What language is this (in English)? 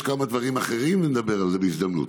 Hebrew